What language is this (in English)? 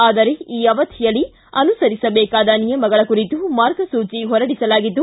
Kannada